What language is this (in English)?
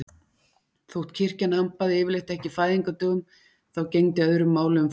Icelandic